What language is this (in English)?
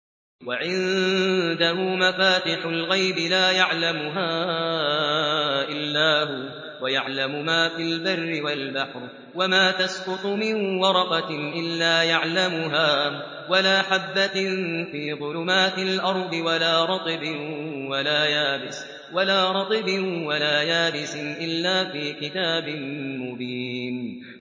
Arabic